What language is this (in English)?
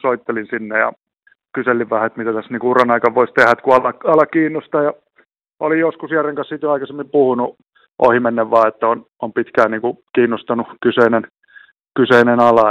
Finnish